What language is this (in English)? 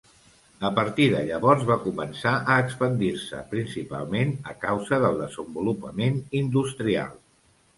Catalan